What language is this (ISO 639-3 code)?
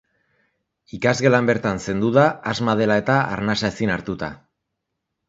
eus